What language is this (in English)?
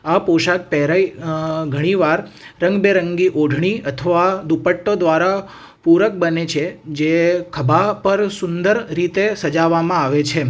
Gujarati